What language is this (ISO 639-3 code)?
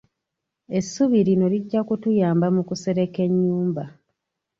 lug